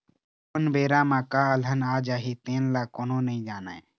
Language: Chhattisgarhi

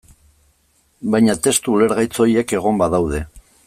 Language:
Basque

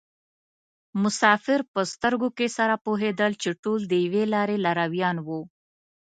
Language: Pashto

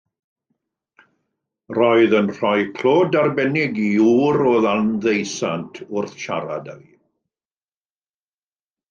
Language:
Welsh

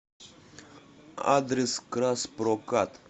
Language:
Russian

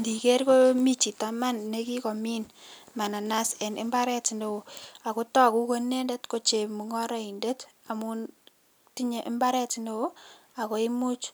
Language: Kalenjin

